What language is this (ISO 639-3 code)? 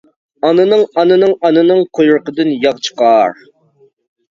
uig